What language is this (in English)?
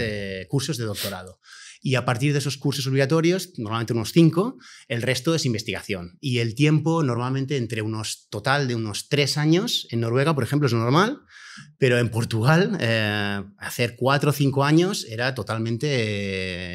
Spanish